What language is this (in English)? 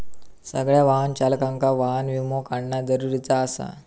Marathi